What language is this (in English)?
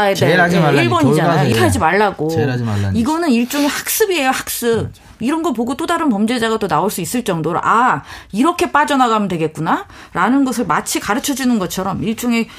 Korean